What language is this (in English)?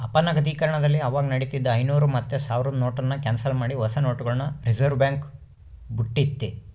Kannada